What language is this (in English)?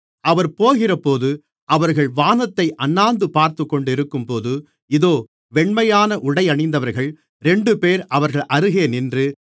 Tamil